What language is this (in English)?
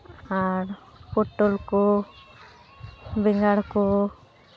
Santali